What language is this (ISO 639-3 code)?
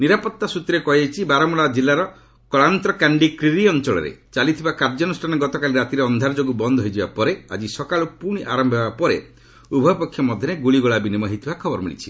ori